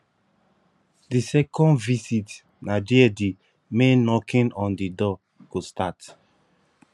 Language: Nigerian Pidgin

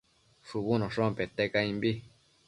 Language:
Matsés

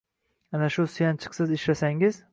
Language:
Uzbek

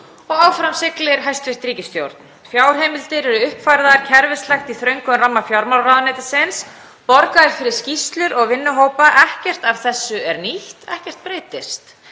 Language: Icelandic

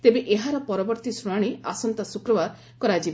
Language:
Odia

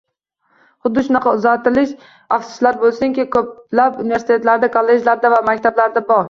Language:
Uzbek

